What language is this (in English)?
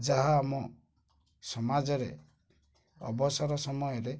Odia